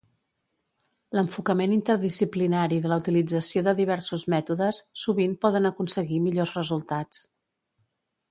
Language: Catalan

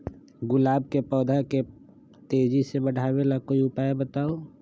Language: Magahi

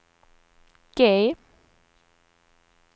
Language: Swedish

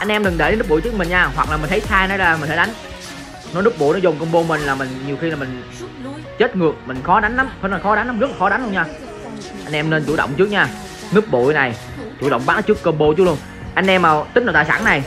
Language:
Vietnamese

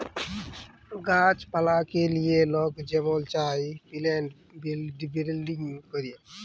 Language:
Bangla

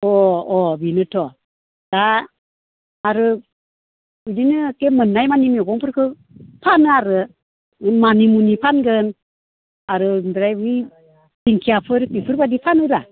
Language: Bodo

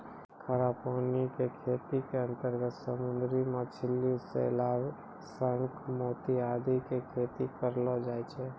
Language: Maithili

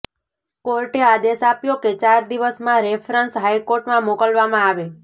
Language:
Gujarati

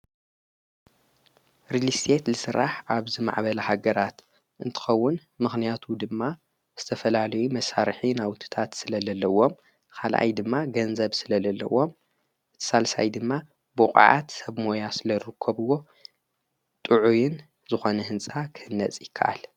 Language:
Tigrinya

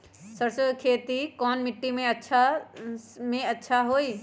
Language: Magahi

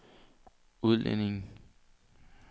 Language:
Danish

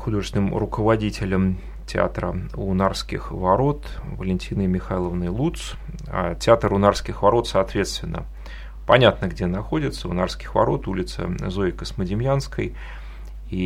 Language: Russian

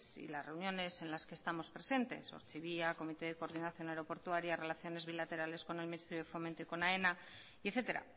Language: Spanish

